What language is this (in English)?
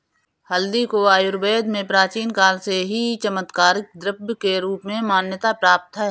Hindi